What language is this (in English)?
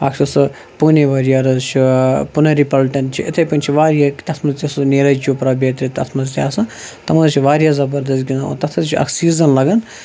Kashmiri